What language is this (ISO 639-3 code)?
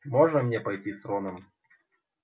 rus